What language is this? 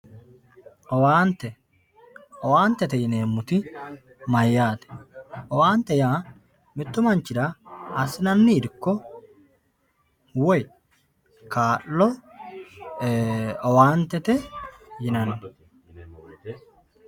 Sidamo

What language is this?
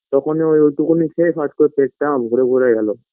Bangla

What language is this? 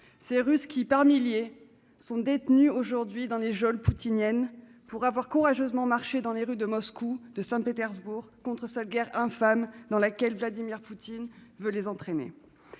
French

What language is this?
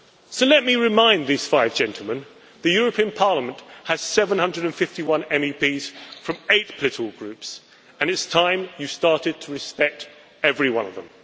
English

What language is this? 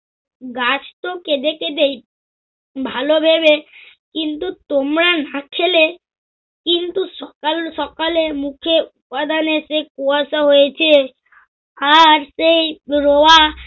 Bangla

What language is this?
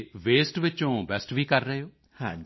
Punjabi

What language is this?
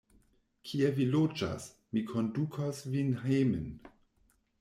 Esperanto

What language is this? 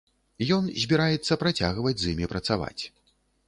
Belarusian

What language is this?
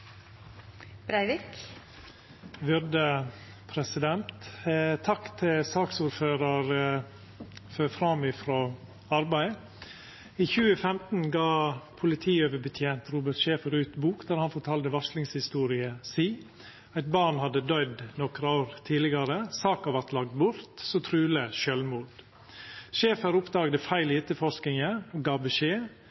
Norwegian Nynorsk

